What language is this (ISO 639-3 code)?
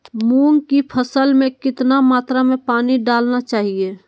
mag